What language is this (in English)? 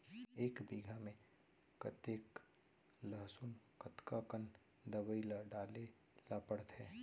Chhattisgarhi